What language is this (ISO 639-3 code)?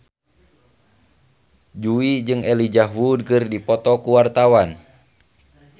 sun